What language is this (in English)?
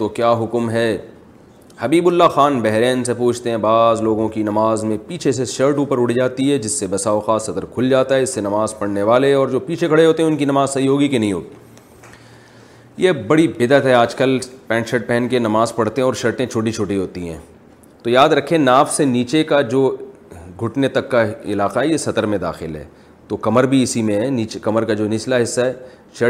Urdu